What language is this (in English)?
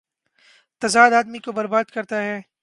Urdu